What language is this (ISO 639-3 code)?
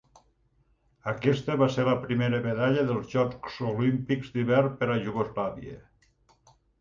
cat